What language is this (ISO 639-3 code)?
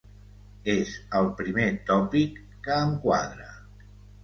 cat